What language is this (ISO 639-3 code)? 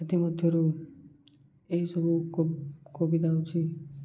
ori